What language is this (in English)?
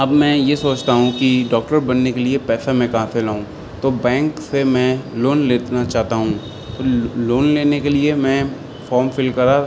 Urdu